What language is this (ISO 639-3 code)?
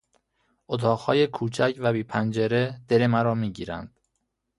fas